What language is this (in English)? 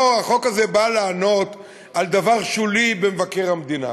Hebrew